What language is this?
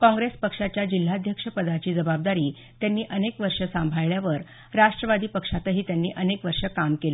Marathi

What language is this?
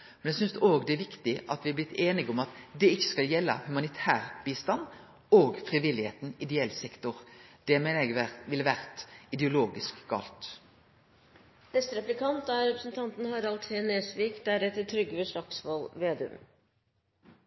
Norwegian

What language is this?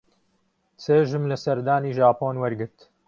Central Kurdish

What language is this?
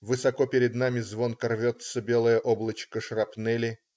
Russian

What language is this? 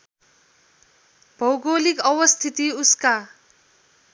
Nepali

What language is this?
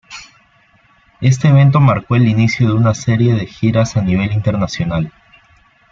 Spanish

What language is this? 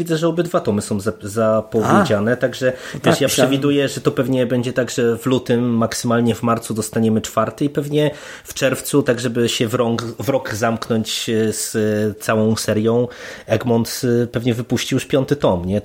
Polish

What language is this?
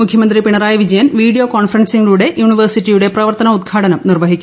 Malayalam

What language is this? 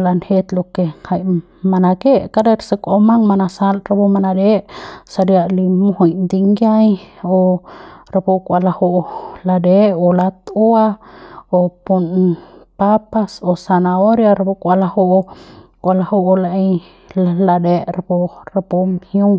Central Pame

